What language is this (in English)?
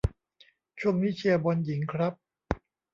Thai